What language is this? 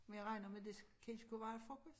Danish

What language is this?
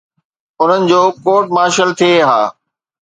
Sindhi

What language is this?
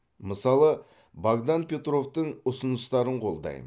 Kazakh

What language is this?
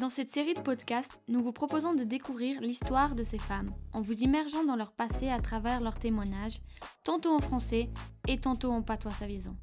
French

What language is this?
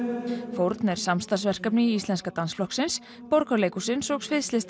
Icelandic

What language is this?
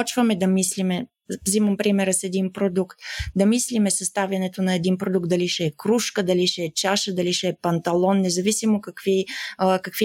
Bulgarian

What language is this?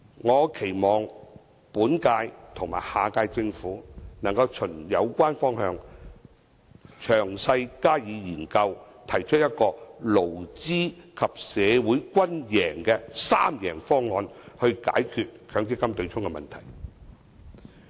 Cantonese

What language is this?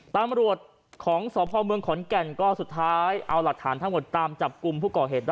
Thai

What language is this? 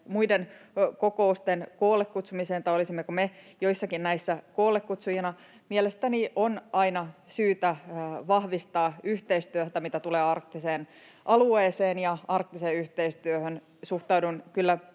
Finnish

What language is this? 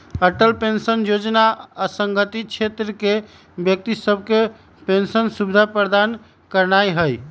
Magahi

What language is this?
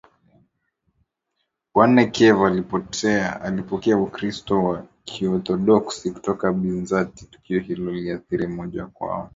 Swahili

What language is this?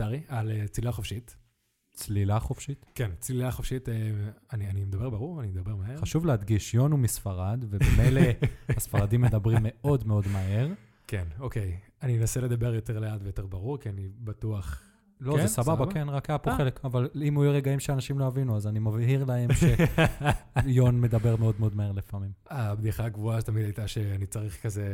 Hebrew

